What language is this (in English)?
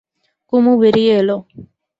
Bangla